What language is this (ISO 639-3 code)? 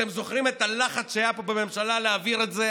heb